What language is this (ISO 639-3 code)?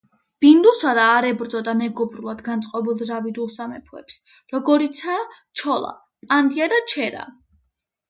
kat